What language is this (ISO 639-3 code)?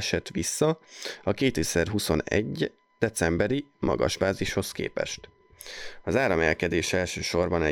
hun